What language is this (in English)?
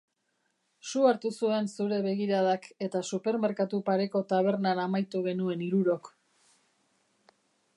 Basque